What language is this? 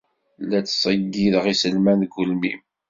Kabyle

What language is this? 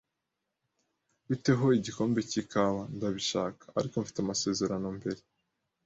Kinyarwanda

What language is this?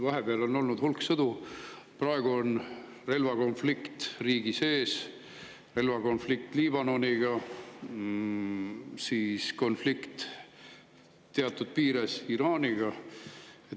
Estonian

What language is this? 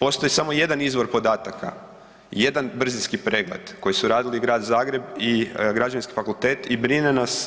Croatian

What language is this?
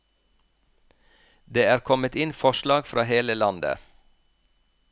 Norwegian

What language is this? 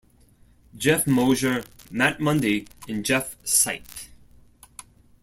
English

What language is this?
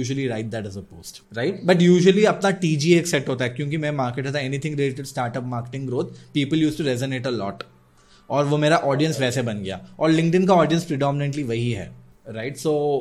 Hindi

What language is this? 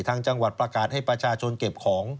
Thai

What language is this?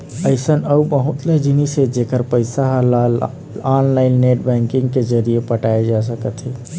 Chhattisgarhi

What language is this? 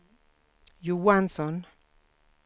Swedish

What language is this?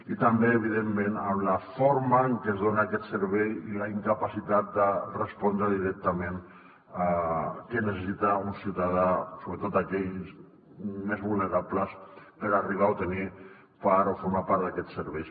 Catalan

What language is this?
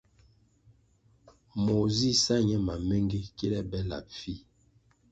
Kwasio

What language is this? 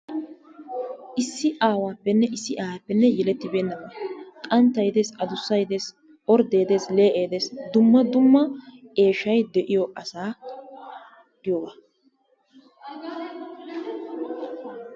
Wolaytta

